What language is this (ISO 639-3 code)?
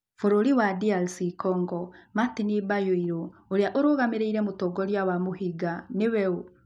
kik